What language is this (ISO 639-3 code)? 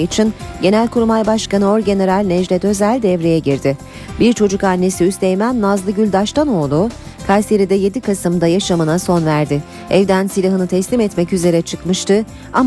tur